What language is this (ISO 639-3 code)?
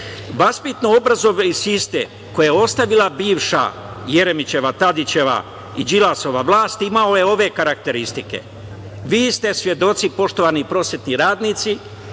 srp